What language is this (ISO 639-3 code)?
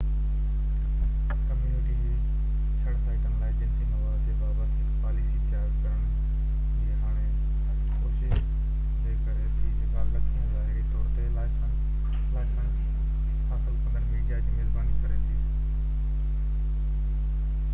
snd